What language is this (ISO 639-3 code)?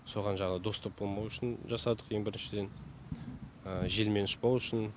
kaz